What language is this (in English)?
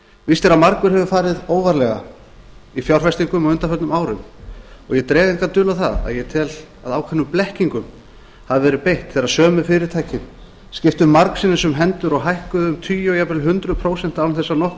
Icelandic